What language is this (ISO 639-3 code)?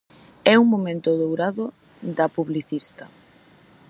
glg